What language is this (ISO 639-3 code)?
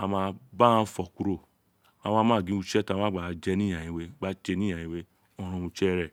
its